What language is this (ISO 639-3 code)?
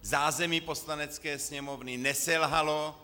ces